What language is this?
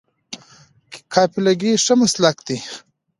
Pashto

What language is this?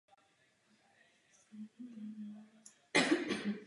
Czech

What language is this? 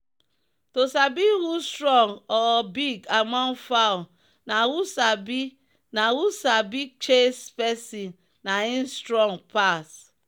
Nigerian Pidgin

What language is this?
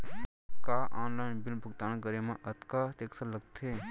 Chhattisgarhi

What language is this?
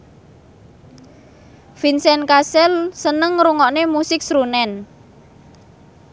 Javanese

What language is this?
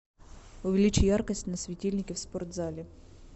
Russian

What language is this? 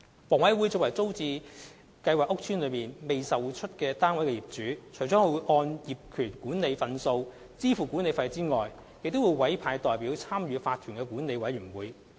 Cantonese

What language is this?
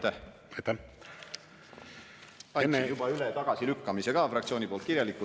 Estonian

